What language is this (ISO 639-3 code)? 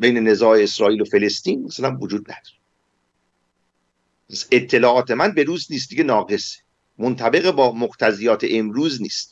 fas